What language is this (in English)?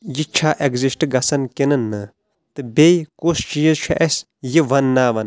Kashmiri